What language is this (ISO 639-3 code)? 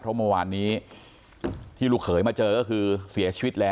tha